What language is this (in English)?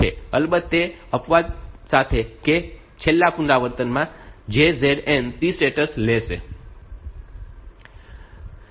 Gujarati